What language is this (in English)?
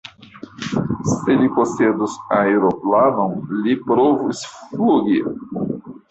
Esperanto